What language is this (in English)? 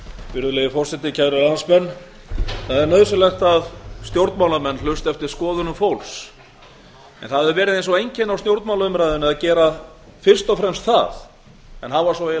Icelandic